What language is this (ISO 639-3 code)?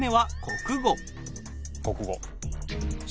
jpn